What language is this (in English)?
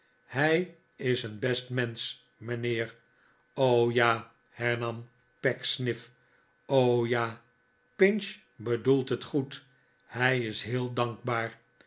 Dutch